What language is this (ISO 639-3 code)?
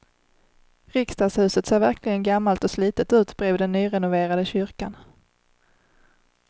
swe